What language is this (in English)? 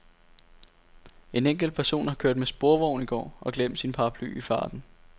Danish